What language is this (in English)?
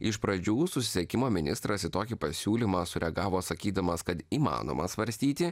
Lithuanian